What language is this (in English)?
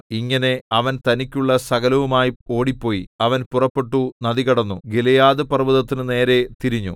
Malayalam